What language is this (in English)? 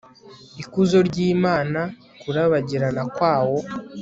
Kinyarwanda